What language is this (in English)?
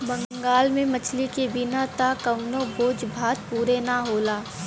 Bhojpuri